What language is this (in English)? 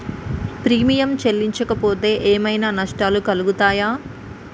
Telugu